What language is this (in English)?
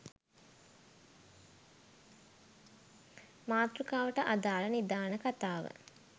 Sinhala